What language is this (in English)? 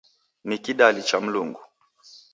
Taita